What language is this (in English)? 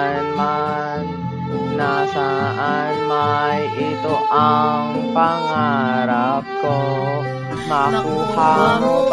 Thai